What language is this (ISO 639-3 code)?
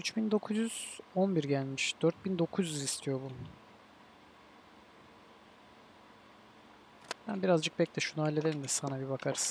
tur